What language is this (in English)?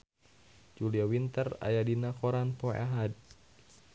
Sundanese